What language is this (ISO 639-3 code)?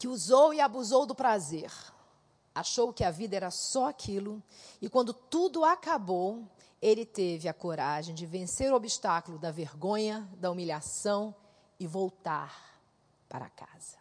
por